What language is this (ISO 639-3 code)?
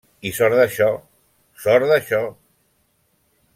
cat